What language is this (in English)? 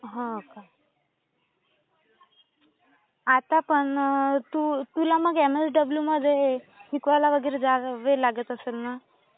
Marathi